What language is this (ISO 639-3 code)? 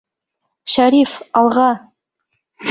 bak